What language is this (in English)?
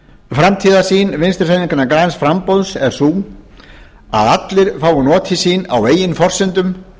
Icelandic